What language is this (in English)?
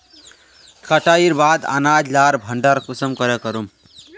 Magahi